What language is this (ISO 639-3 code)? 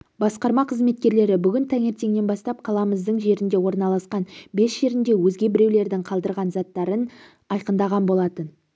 kaz